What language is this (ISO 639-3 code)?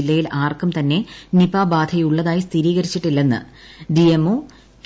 mal